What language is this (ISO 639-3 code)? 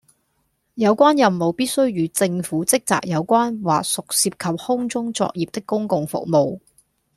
yue